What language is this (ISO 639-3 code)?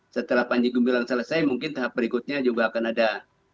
ind